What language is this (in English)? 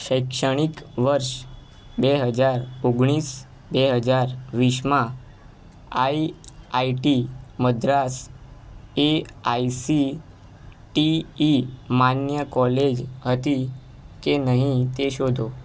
Gujarati